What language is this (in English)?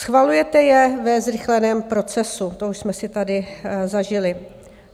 Czech